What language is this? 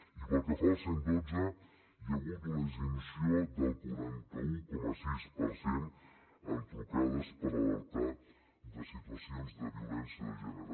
Catalan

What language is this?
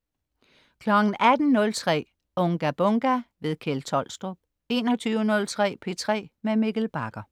Danish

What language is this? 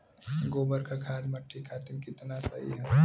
Bhojpuri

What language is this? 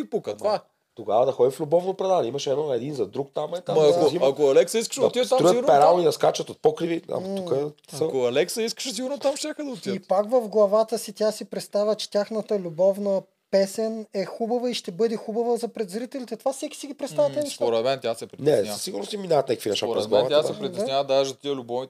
Bulgarian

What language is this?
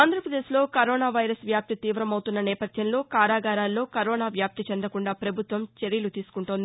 Telugu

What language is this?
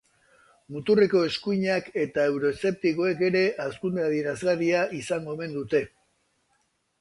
Basque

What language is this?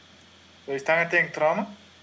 Kazakh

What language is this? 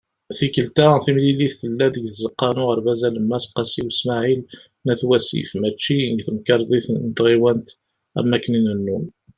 Kabyle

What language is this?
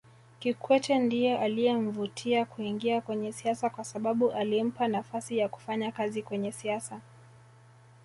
Swahili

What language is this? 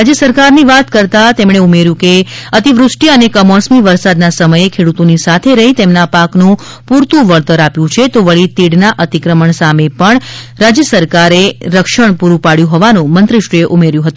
Gujarati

